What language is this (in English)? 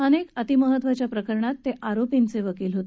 Marathi